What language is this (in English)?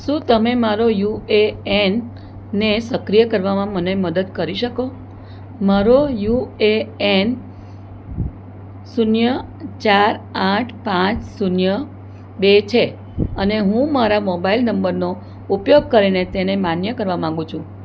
Gujarati